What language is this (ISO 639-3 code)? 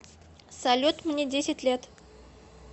rus